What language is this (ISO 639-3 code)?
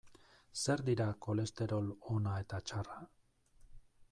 eus